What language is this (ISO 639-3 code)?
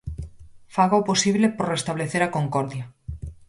glg